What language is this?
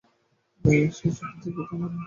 Bangla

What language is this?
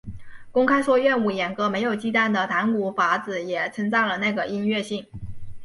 Chinese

